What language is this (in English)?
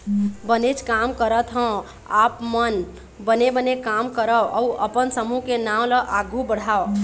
Chhattisgarhi